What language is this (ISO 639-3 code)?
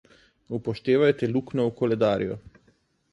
slv